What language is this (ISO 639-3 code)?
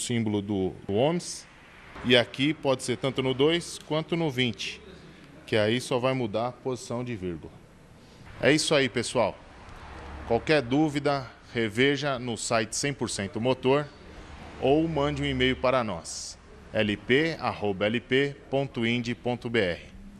por